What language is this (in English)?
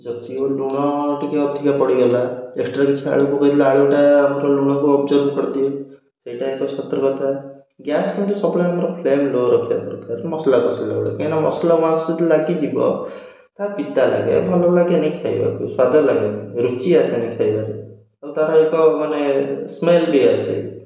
Odia